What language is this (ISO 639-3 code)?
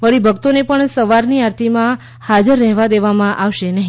guj